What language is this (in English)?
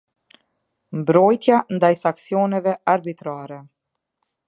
Albanian